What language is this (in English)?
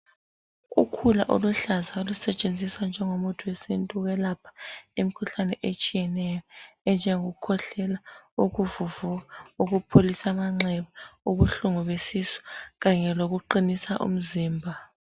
North Ndebele